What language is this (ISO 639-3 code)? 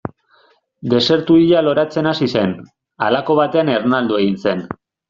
eus